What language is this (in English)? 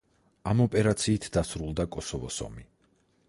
Georgian